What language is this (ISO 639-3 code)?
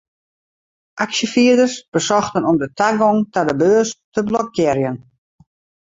fry